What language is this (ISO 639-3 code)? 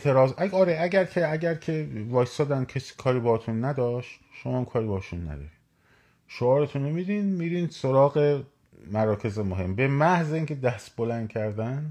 fas